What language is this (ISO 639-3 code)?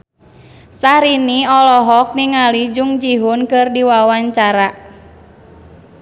sun